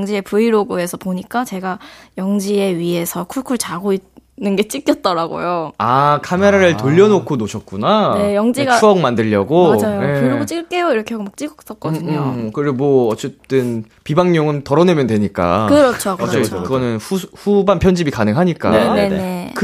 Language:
Korean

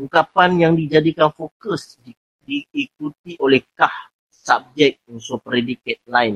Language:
Malay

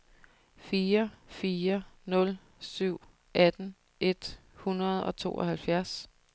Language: Danish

